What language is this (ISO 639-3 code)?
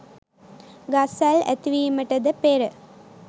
sin